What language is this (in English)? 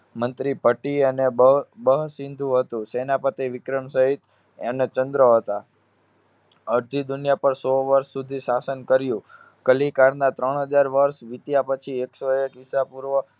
Gujarati